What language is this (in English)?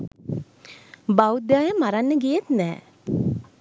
Sinhala